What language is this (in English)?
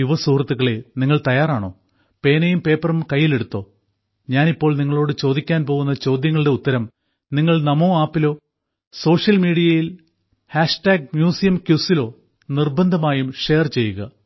Malayalam